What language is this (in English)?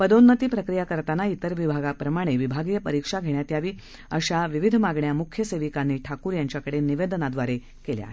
Marathi